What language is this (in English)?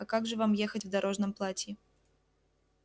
Russian